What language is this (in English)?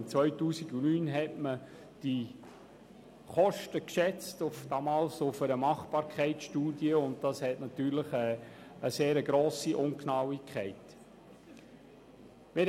Swiss German